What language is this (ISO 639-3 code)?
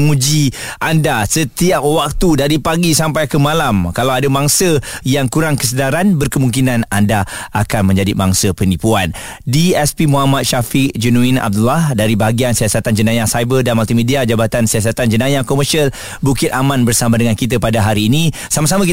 msa